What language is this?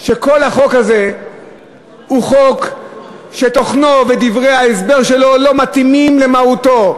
Hebrew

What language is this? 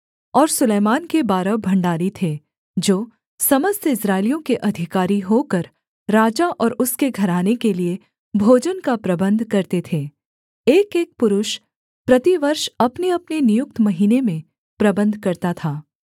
Hindi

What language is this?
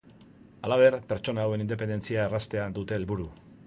Basque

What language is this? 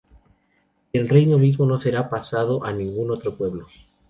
Spanish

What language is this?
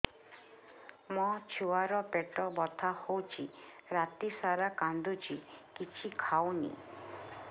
Odia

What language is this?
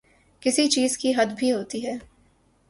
Urdu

